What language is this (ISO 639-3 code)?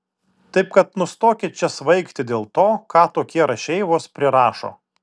lit